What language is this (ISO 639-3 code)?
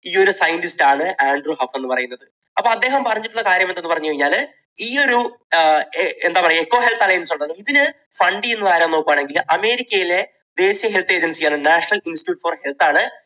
mal